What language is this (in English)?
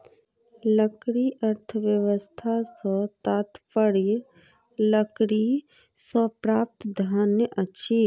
Maithili